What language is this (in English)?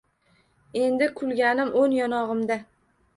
Uzbek